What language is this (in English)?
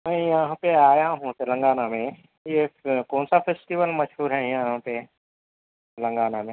Urdu